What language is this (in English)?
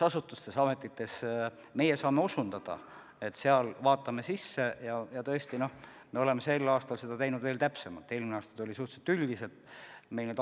Estonian